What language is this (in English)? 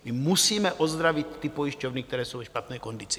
Czech